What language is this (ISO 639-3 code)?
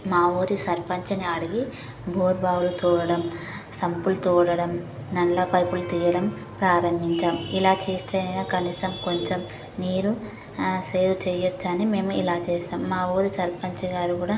tel